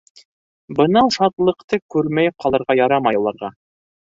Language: Bashkir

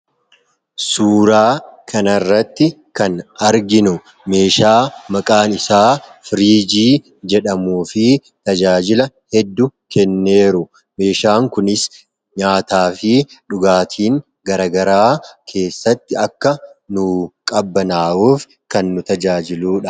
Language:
Oromo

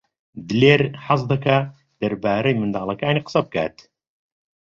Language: Central Kurdish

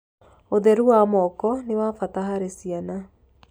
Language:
Kikuyu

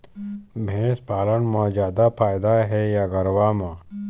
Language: Chhattisgarhi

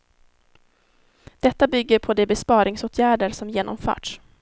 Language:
Swedish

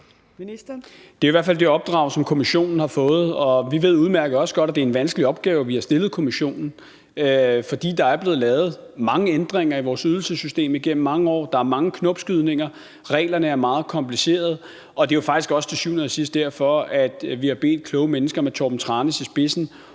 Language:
Danish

